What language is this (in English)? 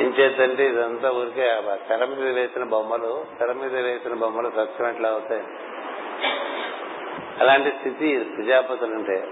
Telugu